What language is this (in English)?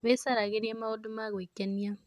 Kikuyu